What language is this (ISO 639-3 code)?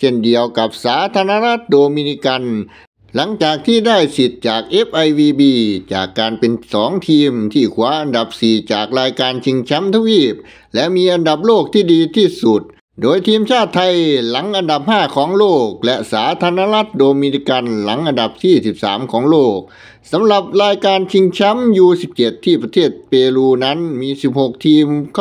tha